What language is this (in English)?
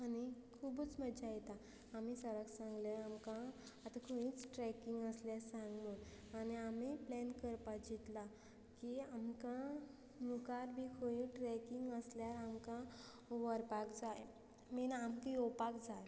Konkani